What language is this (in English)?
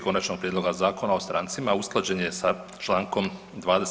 Croatian